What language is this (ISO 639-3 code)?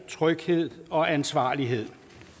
dan